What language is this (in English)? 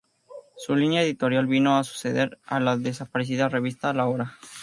Spanish